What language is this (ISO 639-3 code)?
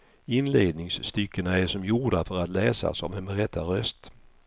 swe